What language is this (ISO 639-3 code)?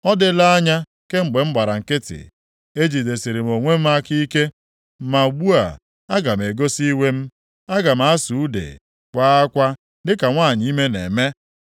ibo